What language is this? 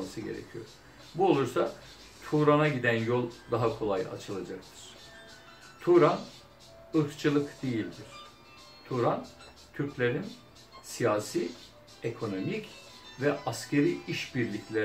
Turkish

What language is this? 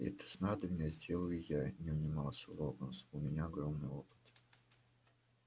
Russian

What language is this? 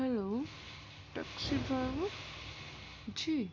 Urdu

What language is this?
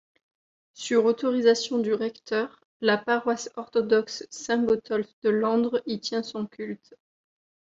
French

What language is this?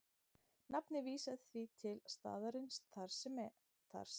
Icelandic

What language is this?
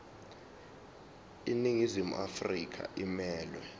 Zulu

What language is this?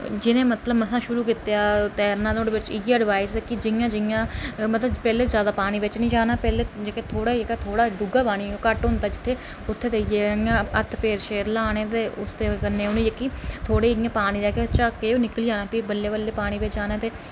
Dogri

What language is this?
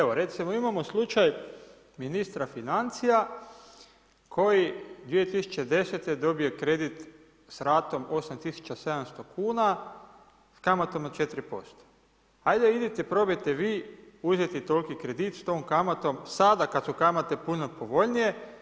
Croatian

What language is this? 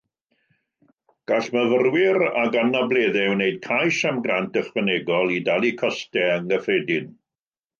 Welsh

